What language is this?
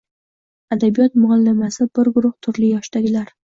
Uzbek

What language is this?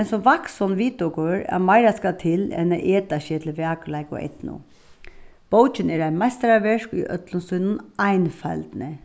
Faroese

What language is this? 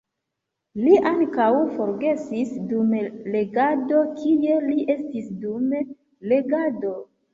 Esperanto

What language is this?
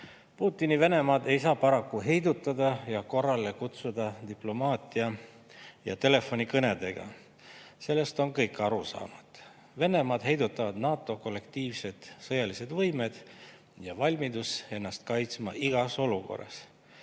Estonian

